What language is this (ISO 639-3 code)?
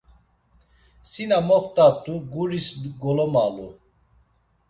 lzz